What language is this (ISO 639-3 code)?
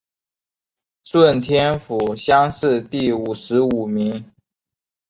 zho